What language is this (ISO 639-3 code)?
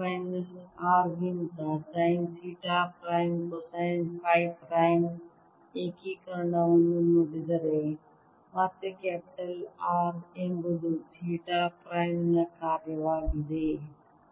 kan